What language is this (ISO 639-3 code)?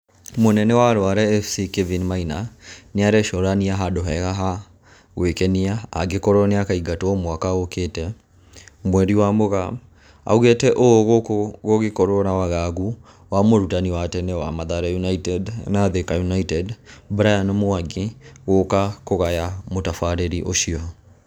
kik